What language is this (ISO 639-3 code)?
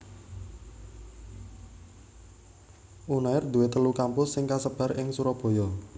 jav